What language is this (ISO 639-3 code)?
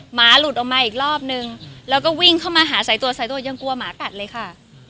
tha